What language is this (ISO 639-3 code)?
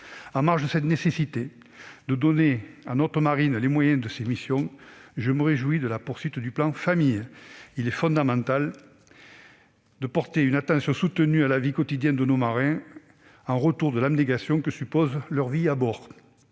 fra